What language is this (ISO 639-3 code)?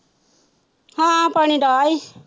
pan